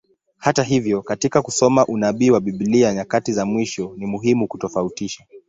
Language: Swahili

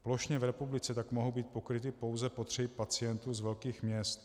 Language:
Czech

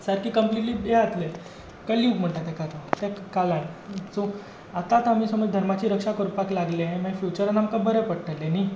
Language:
Konkani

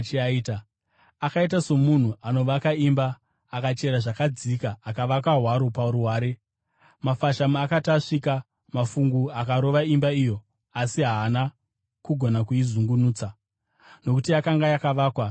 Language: Shona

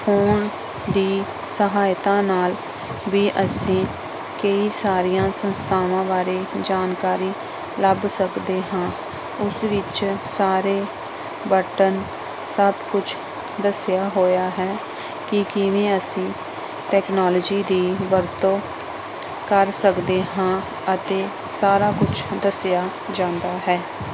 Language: Punjabi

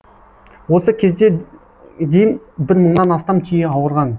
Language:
Kazakh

